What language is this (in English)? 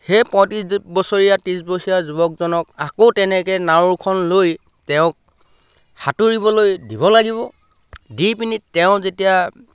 Assamese